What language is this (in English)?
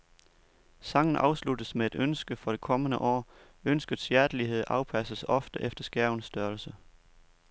Danish